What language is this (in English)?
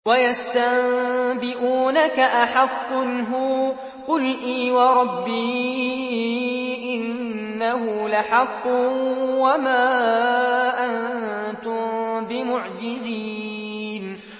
Arabic